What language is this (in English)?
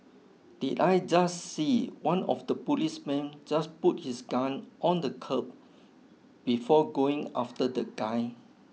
English